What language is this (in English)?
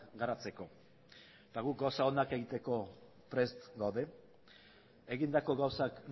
Basque